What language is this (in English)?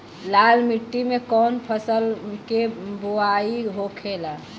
Bhojpuri